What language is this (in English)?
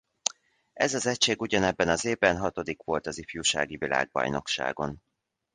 Hungarian